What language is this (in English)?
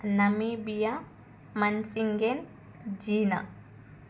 Telugu